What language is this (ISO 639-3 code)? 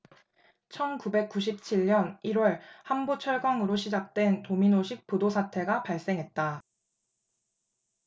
kor